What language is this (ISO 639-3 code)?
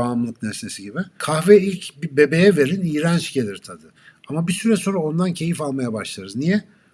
tur